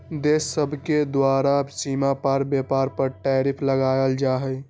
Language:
Magahi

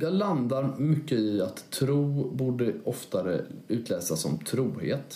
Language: Swedish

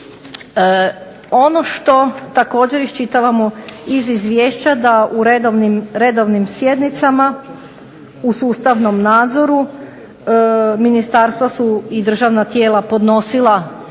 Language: Croatian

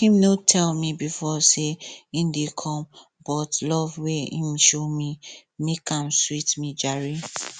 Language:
Nigerian Pidgin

